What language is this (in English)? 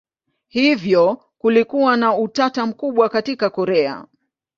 Swahili